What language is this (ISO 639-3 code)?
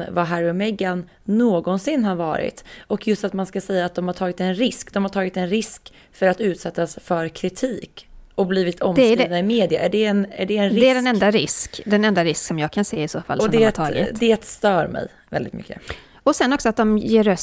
swe